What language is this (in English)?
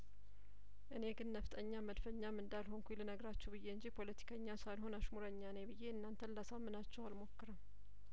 Amharic